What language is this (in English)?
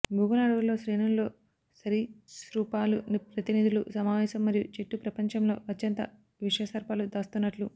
Telugu